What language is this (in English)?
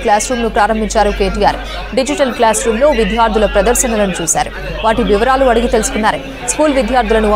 Romanian